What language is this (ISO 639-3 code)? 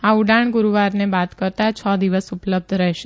guj